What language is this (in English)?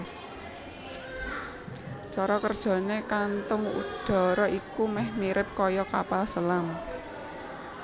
Javanese